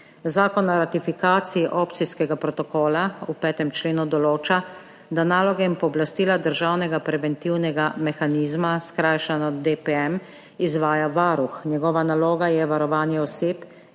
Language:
Slovenian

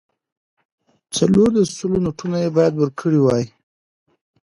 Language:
Pashto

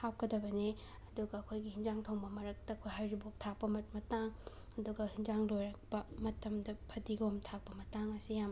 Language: Manipuri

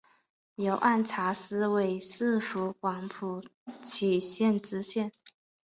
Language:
Chinese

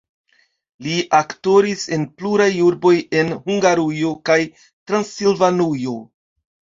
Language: Esperanto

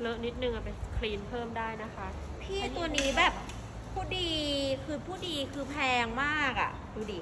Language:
Thai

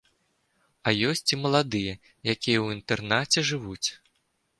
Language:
Belarusian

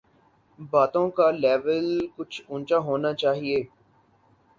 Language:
Urdu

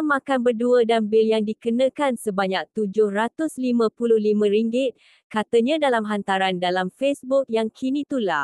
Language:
Malay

